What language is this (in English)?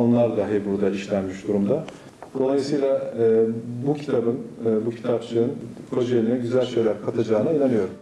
Turkish